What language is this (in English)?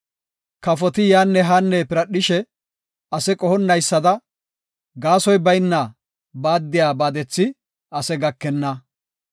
Gofa